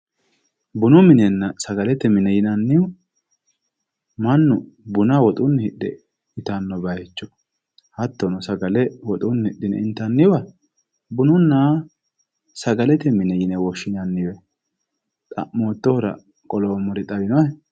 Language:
Sidamo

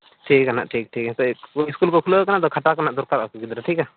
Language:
Santali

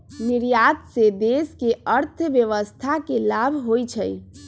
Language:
Magahi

